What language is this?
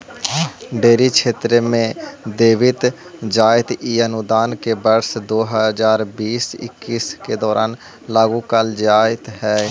Magahi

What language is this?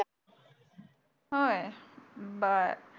Marathi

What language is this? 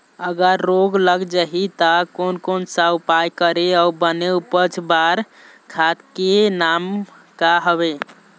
Chhattisgarhi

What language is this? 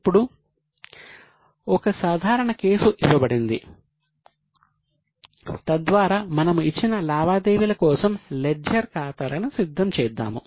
Telugu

